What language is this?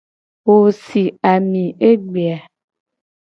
Gen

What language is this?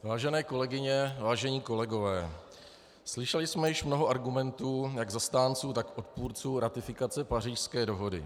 Czech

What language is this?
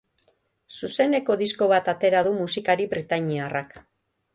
Basque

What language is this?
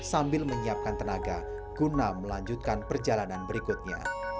Indonesian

